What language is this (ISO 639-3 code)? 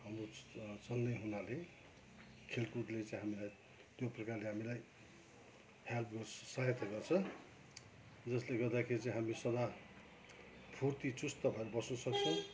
nep